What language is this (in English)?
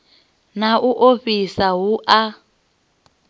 Venda